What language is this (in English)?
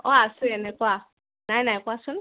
Assamese